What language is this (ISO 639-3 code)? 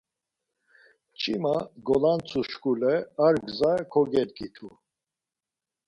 lzz